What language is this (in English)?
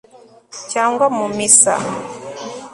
Kinyarwanda